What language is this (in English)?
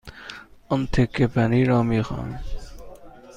Persian